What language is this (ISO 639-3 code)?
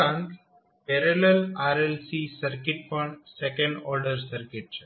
guj